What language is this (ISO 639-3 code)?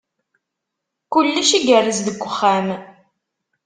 kab